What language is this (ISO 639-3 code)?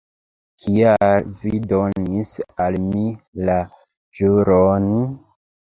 epo